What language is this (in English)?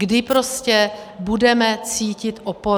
Czech